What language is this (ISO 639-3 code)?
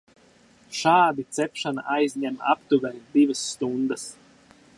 lav